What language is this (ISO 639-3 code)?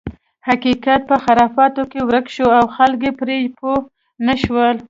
pus